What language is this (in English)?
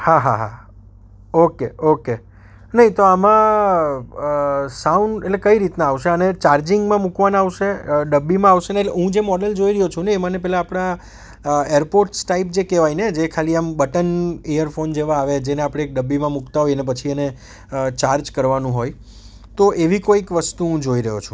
Gujarati